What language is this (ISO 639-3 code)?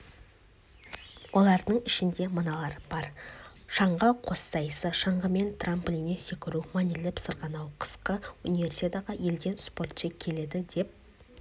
kaz